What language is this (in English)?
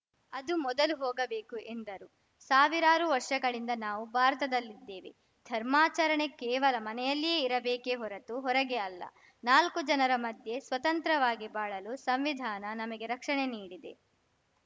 Kannada